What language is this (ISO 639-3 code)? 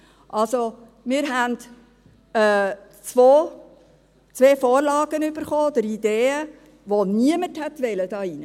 gsw